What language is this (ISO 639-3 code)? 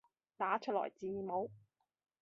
yue